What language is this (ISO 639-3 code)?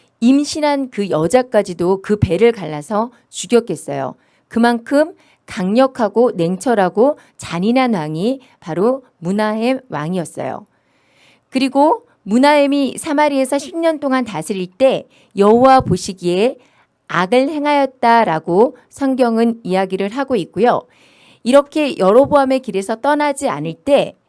kor